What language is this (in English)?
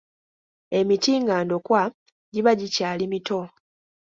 Ganda